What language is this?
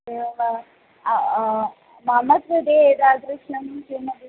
Sanskrit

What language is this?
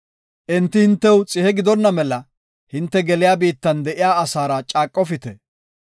Gofa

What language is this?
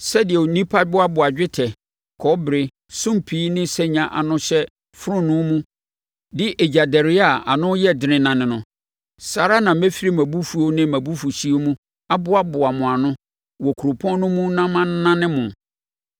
Akan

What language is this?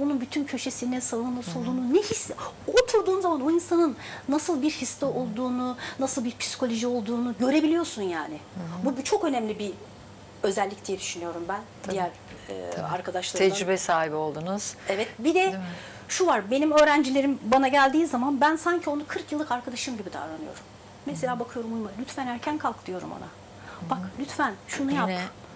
Turkish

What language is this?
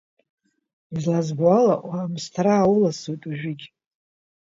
Abkhazian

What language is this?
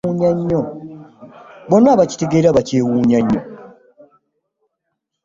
Ganda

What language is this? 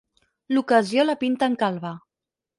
Catalan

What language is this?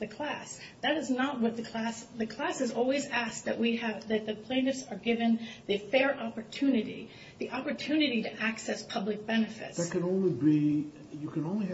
English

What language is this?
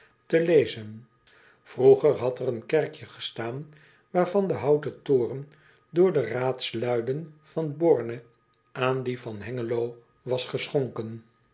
Dutch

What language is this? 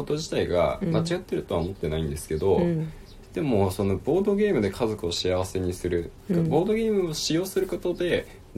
Japanese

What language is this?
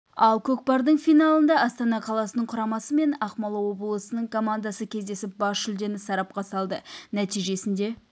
Kazakh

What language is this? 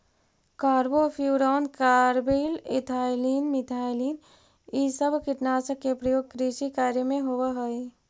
Magahi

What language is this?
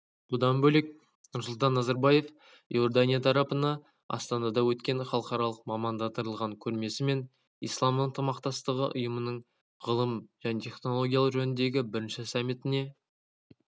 Kazakh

